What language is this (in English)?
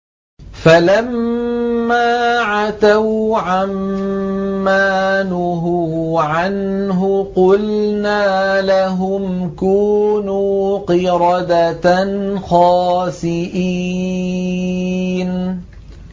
Arabic